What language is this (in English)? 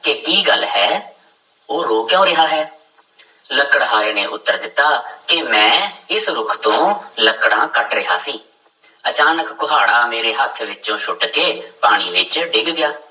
Punjabi